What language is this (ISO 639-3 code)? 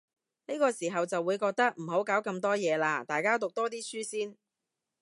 yue